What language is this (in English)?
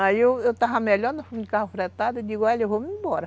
Portuguese